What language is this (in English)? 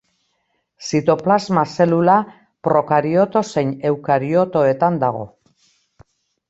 Basque